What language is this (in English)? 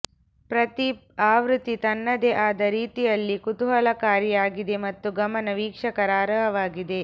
Kannada